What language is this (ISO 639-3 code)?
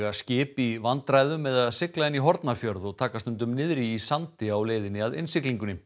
isl